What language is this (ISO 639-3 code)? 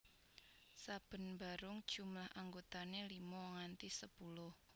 jav